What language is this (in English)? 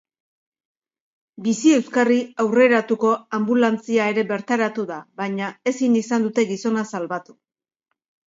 Basque